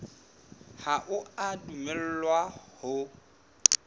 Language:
Southern Sotho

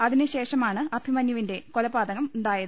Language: Malayalam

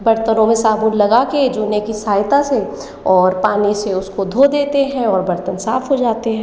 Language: Hindi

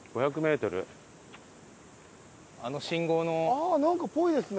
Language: Japanese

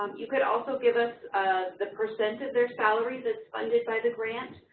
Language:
English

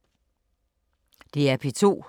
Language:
Danish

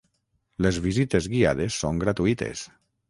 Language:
Catalan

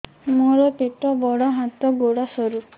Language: Odia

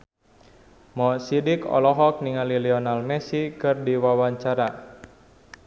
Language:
Sundanese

